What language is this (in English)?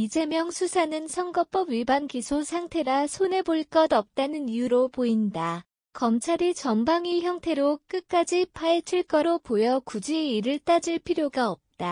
Korean